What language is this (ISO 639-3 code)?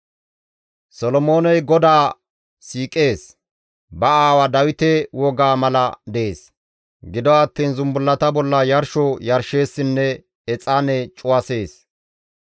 gmv